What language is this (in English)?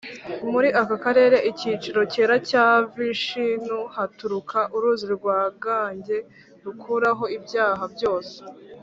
Kinyarwanda